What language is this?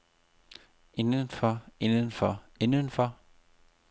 Danish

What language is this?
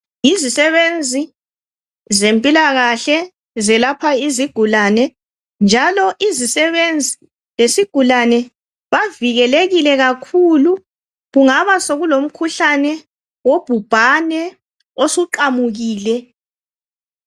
North Ndebele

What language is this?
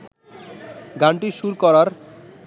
Bangla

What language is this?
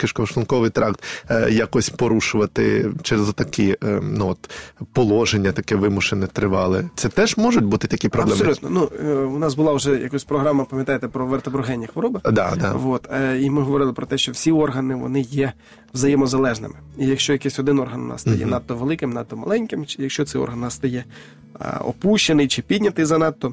Ukrainian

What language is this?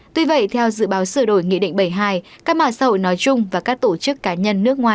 Vietnamese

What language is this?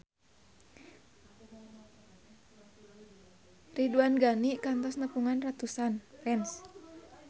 Sundanese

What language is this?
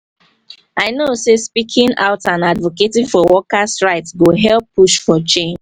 Nigerian Pidgin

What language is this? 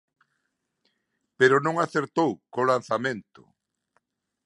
Galician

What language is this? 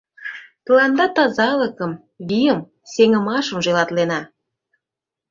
Mari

